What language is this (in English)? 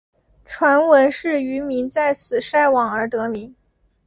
Chinese